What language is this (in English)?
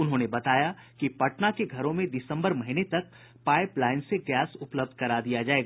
Hindi